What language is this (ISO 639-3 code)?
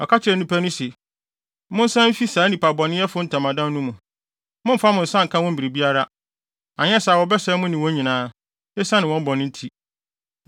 aka